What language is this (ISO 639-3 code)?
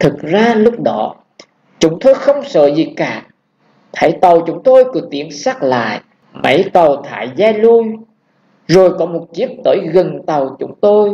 vie